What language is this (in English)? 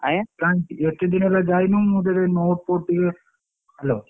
Odia